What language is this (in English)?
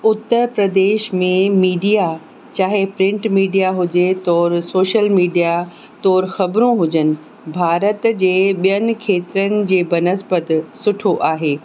Sindhi